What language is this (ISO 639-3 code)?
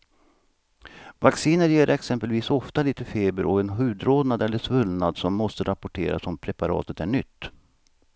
swe